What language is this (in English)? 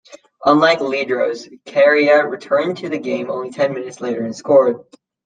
English